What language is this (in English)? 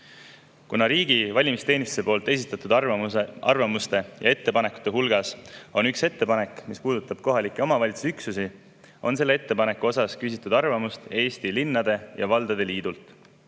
Estonian